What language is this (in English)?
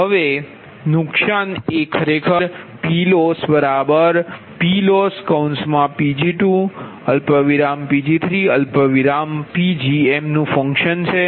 Gujarati